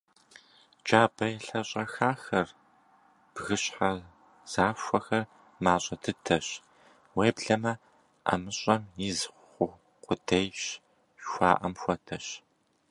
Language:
Kabardian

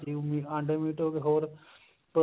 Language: Punjabi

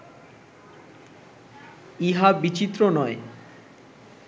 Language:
Bangla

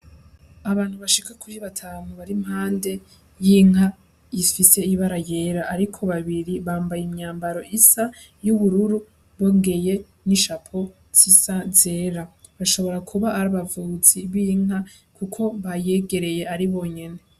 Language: Rundi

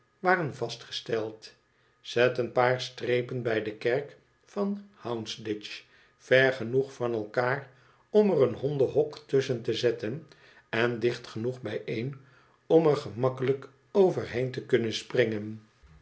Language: Dutch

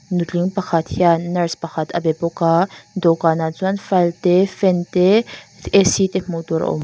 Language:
Mizo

